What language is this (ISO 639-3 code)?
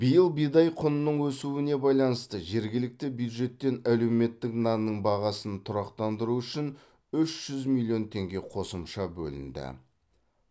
kaz